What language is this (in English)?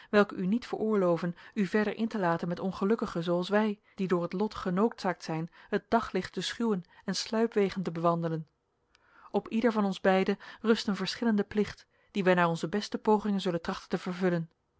Dutch